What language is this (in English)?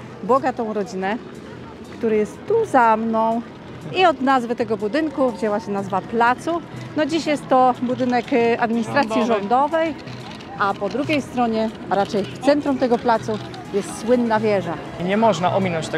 Polish